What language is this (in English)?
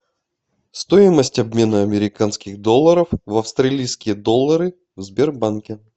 Russian